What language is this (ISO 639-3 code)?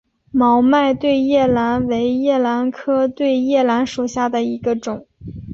zho